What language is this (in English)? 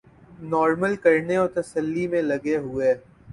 Urdu